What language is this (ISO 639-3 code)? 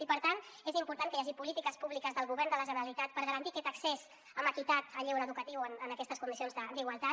cat